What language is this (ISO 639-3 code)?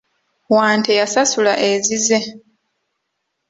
lug